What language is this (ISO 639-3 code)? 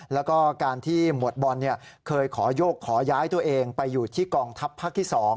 tha